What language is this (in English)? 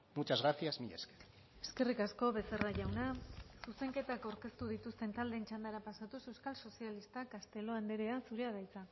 Basque